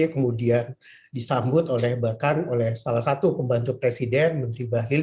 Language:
Indonesian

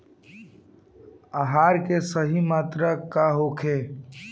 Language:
Bhojpuri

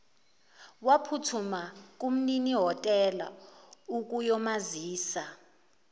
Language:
Zulu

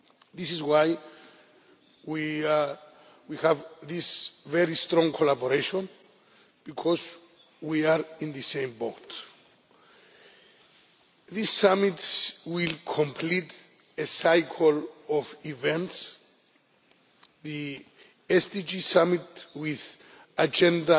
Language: English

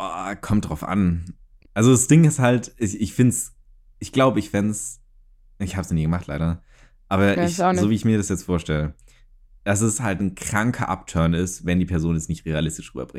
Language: German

